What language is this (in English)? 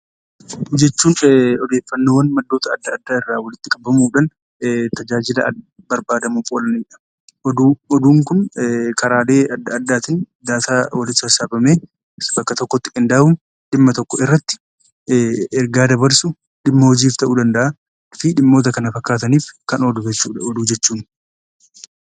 Oromo